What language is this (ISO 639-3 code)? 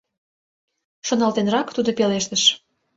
chm